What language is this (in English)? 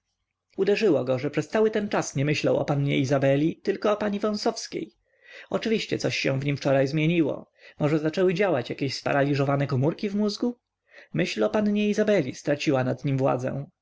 Polish